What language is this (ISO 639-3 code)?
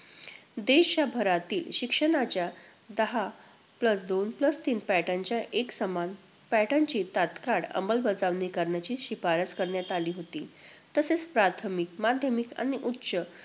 mar